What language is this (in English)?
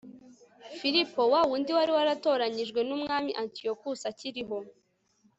Kinyarwanda